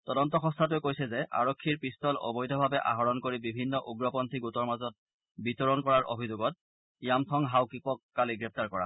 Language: Assamese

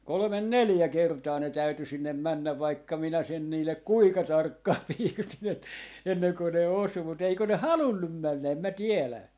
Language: Finnish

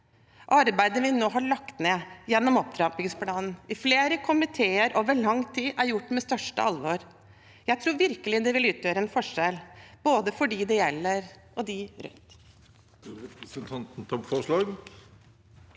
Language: Norwegian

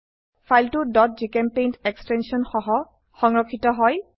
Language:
Assamese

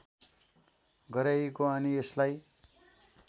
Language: Nepali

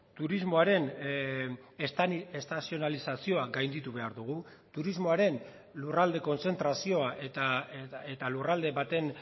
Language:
Basque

